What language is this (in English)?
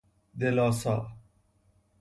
Persian